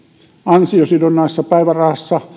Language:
Finnish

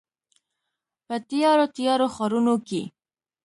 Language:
Pashto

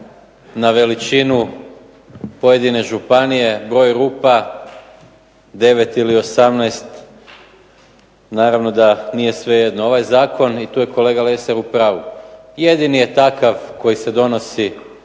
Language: Croatian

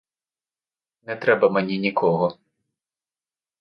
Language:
Ukrainian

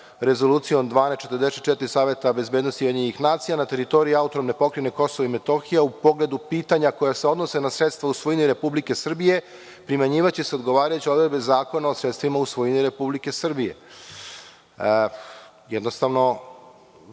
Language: Serbian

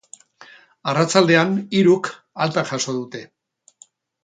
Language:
Basque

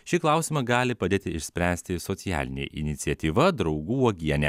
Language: Lithuanian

